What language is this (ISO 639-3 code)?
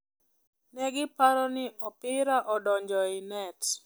luo